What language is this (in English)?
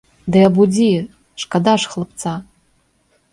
Belarusian